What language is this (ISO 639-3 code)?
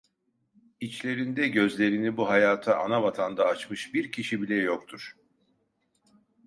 tur